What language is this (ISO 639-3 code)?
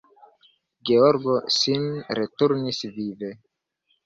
epo